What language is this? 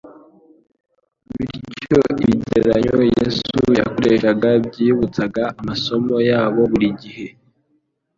Kinyarwanda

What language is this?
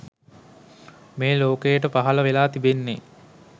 Sinhala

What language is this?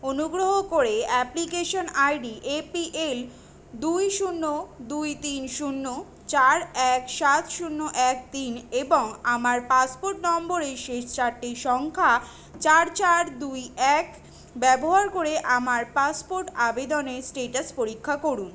Bangla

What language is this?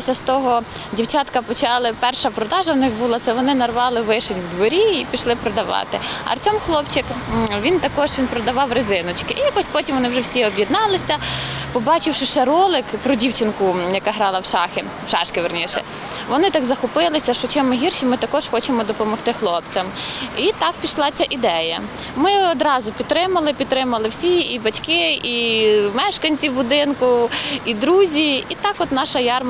Ukrainian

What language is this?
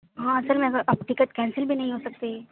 Urdu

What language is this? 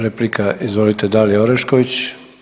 Croatian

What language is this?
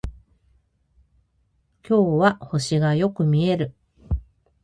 Japanese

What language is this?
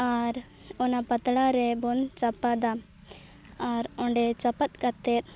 Santali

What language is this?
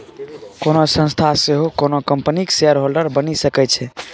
Maithili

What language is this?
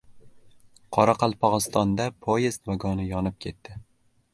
Uzbek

